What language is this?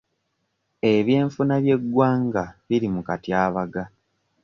Ganda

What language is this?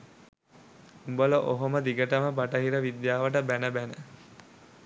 Sinhala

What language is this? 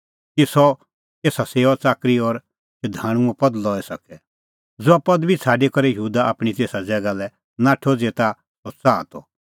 Kullu Pahari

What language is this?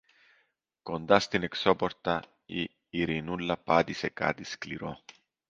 Greek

